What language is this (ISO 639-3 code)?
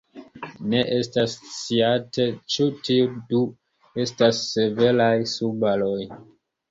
epo